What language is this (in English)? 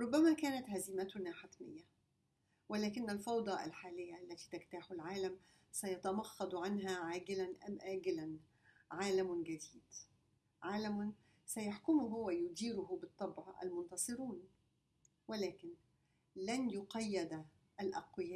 Arabic